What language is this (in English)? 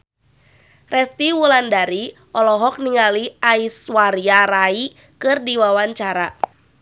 Sundanese